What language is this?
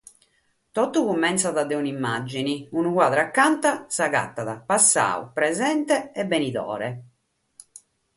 Sardinian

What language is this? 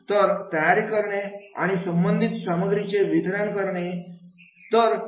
Marathi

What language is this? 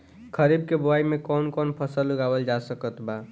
Bhojpuri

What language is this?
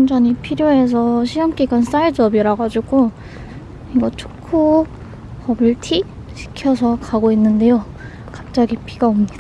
Korean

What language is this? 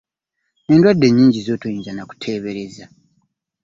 Ganda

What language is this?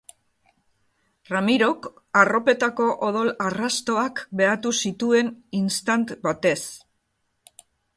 Basque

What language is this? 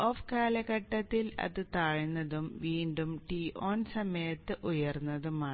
Malayalam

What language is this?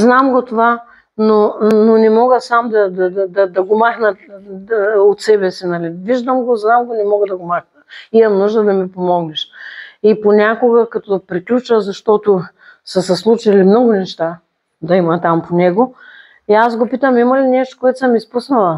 Bulgarian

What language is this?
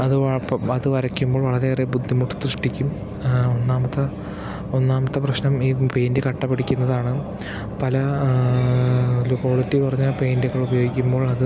Malayalam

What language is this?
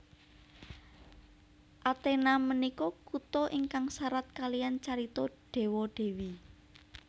Javanese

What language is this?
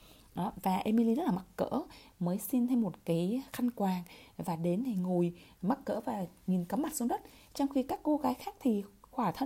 Vietnamese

